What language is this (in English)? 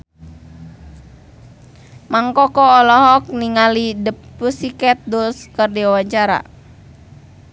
Sundanese